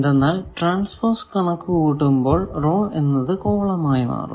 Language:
Malayalam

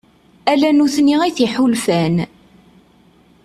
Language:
Kabyle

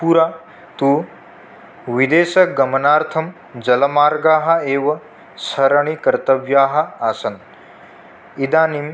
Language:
Sanskrit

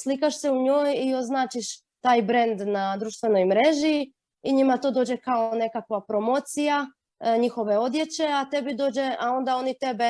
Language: Croatian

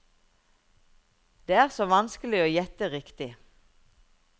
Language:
Norwegian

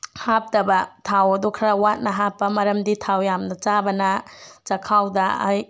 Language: Manipuri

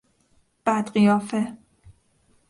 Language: Persian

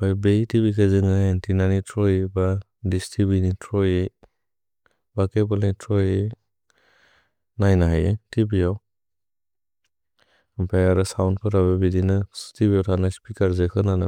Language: Bodo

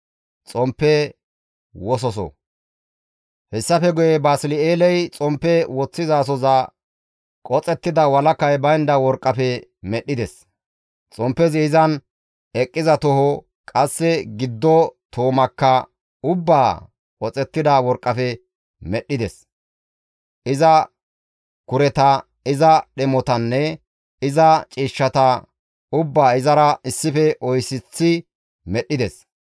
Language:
Gamo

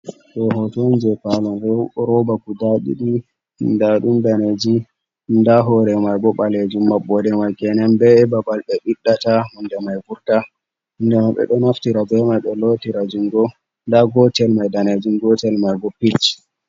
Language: Fula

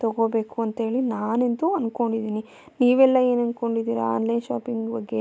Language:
Kannada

